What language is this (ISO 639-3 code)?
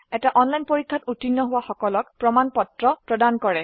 asm